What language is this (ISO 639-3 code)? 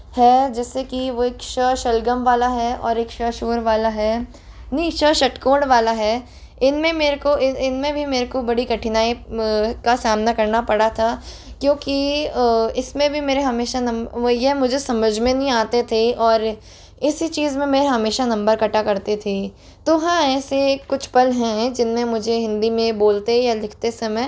hin